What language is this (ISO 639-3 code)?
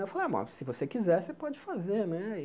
por